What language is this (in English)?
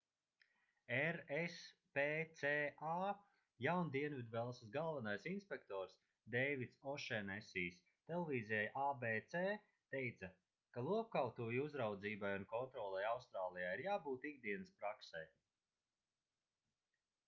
Latvian